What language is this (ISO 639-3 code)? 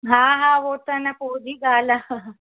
snd